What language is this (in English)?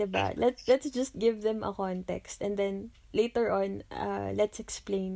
Filipino